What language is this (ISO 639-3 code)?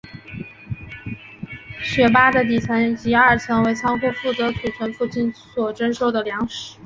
zho